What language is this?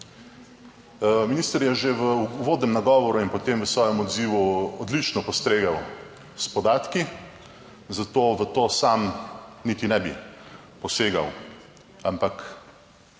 Slovenian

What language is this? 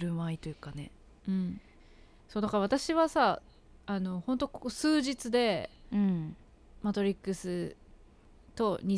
Japanese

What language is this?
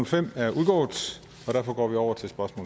Danish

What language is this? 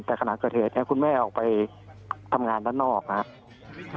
Thai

